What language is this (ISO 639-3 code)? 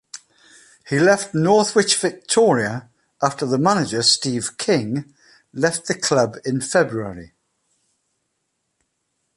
eng